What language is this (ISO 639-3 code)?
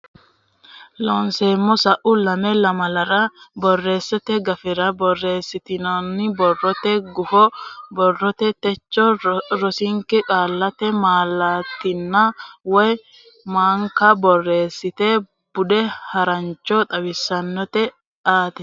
sid